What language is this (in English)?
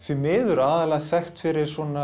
Icelandic